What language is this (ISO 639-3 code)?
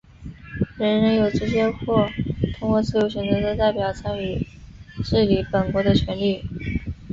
zho